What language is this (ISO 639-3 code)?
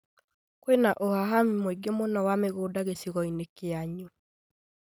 kik